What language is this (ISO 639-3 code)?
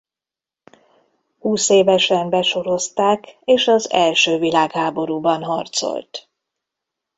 hun